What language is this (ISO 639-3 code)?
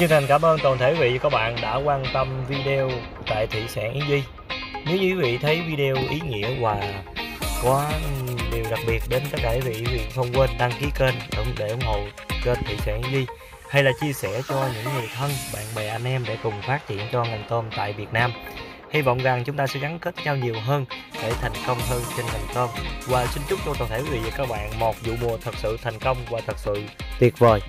vie